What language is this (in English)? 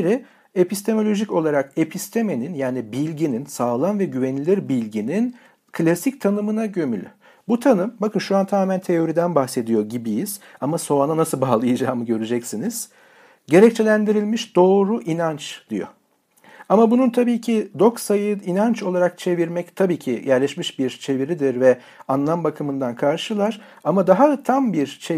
Turkish